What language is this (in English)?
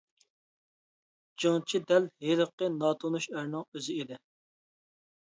Uyghur